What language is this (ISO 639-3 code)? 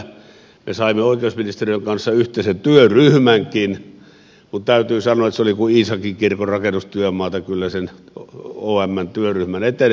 fin